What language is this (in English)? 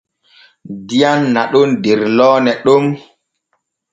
Borgu Fulfulde